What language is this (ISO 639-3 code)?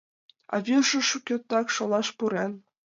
chm